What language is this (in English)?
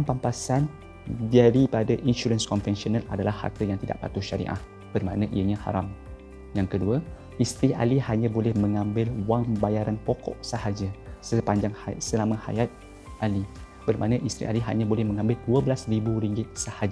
Malay